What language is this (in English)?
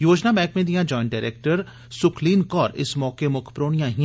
Dogri